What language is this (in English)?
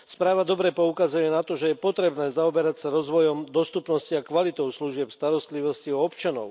Slovak